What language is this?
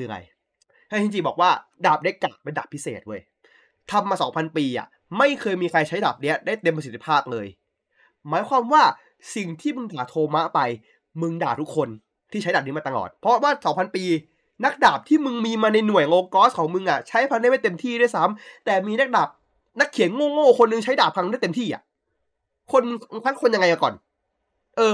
Thai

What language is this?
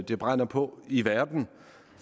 Danish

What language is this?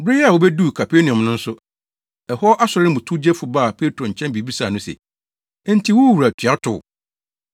Akan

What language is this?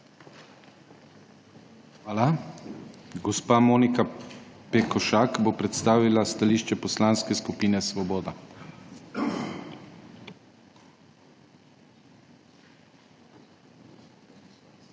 Slovenian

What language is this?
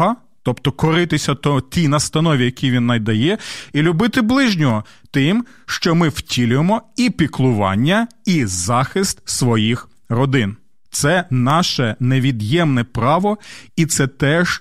Ukrainian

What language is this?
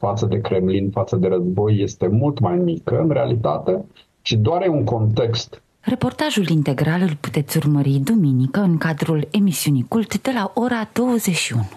Romanian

